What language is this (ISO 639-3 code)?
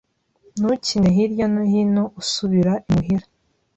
kin